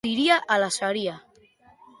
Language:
Basque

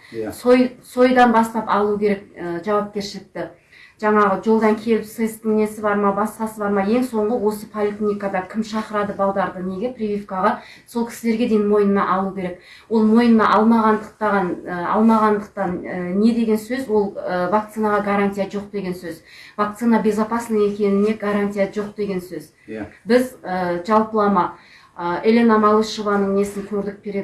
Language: Kazakh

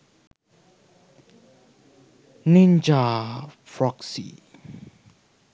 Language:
Sinhala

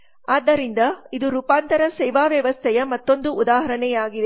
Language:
Kannada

